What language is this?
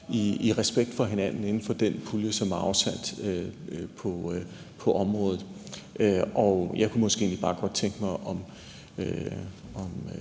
Danish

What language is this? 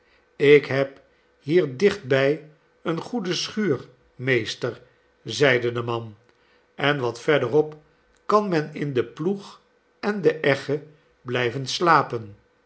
Dutch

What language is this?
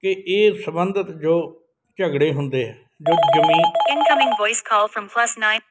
Punjabi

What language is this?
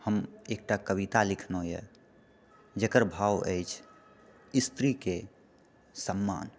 Maithili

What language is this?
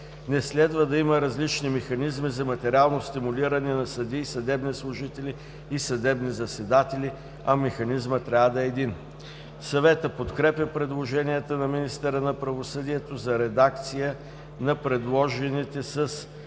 Bulgarian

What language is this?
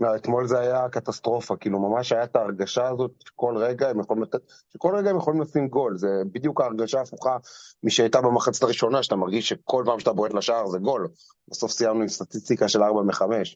Hebrew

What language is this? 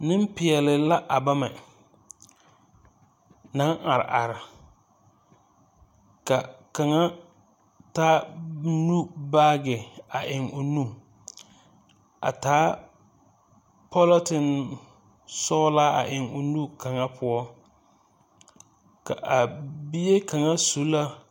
Southern Dagaare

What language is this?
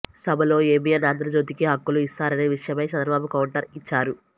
Telugu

